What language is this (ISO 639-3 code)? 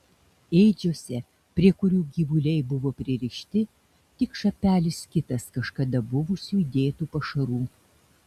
lit